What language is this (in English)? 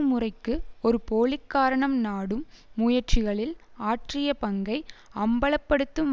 Tamil